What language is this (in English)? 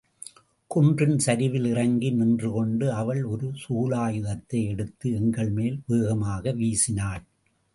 Tamil